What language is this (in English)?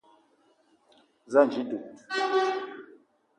Eton (Cameroon)